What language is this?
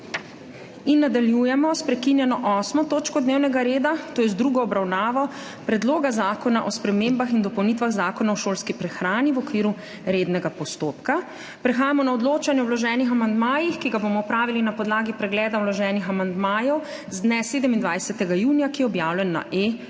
Slovenian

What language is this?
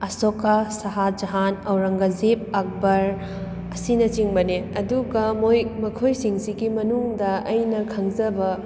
Manipuri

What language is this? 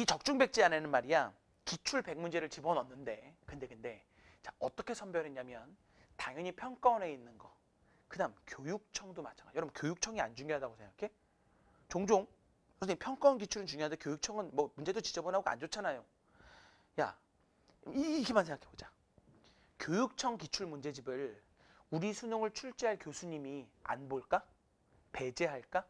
Korean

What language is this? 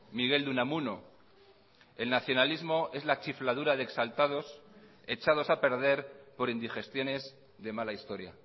Spanish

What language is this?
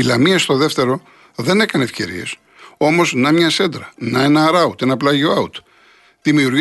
Greek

